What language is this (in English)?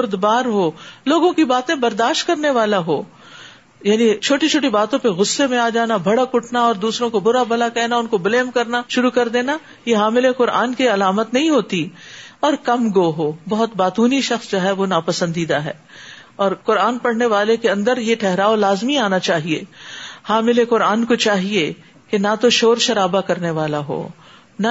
Urdu